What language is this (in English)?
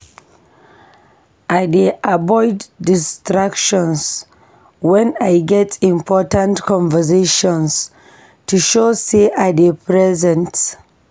Nigerian Pidgin